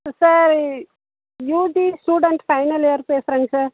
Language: Tamil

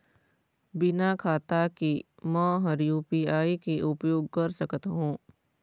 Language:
Chhattisgarhi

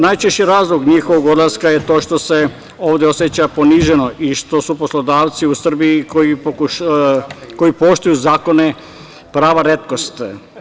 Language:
Serbian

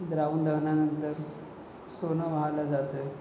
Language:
Marathi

